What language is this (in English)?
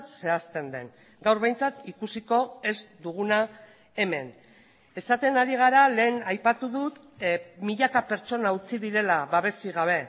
Basque